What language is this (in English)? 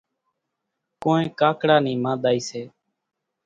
Kachi Koli